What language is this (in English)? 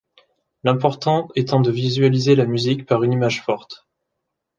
French